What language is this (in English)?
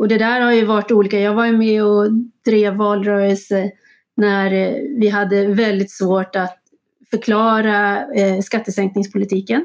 Swedish